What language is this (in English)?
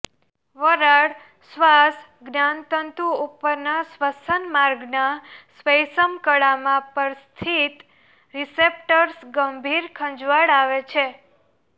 Gujarati